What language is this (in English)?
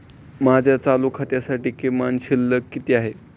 Marathi